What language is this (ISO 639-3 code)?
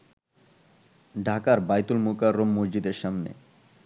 ben